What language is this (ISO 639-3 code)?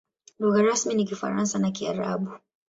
swa